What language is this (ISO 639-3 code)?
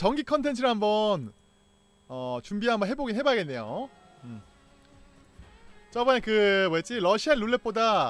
kor